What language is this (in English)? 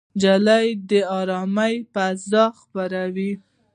Pashto